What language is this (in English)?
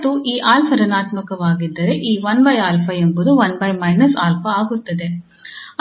Kannada